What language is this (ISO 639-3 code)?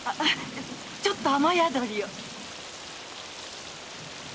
jpn